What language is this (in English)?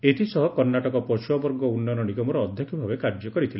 Odia